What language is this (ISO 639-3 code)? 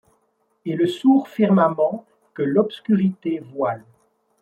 fra